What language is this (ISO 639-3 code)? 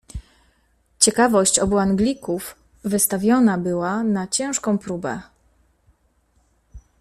pol